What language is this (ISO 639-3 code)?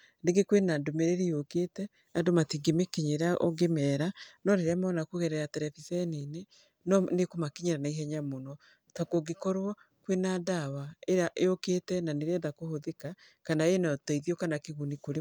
kik